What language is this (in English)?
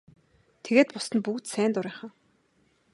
Mongolian